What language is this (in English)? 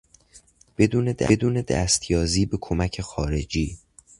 Persian